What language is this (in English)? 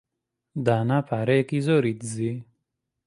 Central Kurdish